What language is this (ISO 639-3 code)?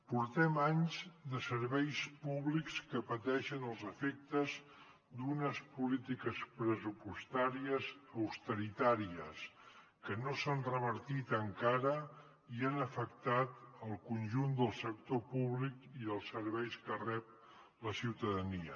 cat